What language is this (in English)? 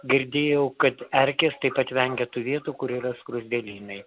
Lithuanian